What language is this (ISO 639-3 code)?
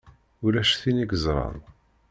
kab